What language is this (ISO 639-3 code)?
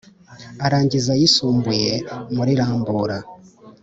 kin